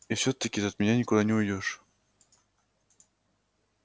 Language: Russian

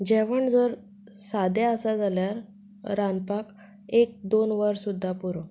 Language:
Konkani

